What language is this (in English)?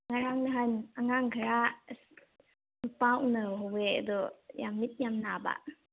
Manipuri